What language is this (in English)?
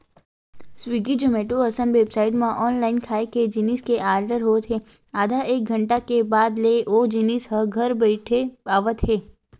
Chhattisgarhi